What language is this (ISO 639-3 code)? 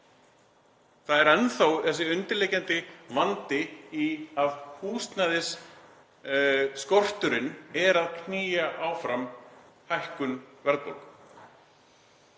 isl